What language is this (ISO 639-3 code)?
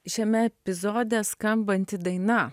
lit